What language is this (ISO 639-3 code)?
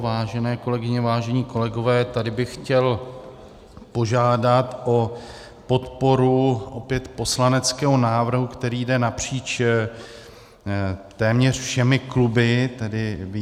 ces